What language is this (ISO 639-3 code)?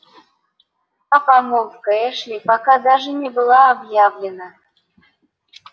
rus